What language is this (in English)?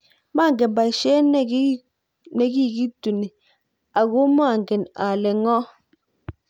Kalenjin